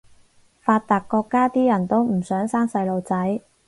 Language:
Cantonese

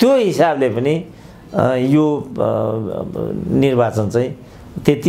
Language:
Romanian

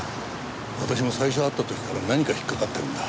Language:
Japanese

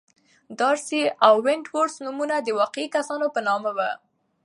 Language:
Pashto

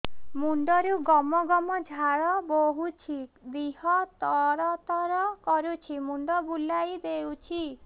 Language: Odia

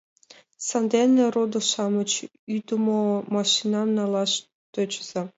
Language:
Mari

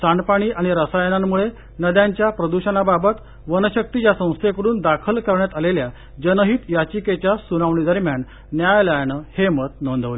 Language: Marathi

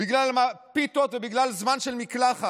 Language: Hebrew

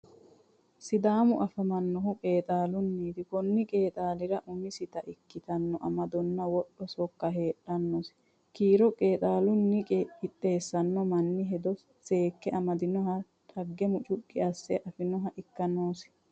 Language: Sidamo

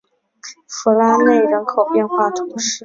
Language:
Chinese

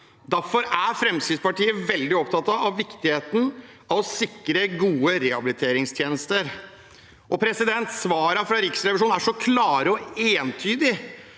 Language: Norwegian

